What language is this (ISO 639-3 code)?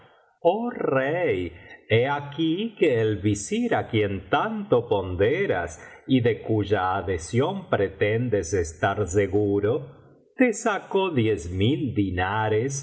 spa